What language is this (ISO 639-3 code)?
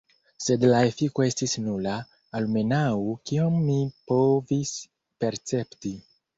epo